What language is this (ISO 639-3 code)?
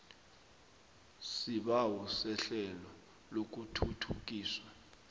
nbl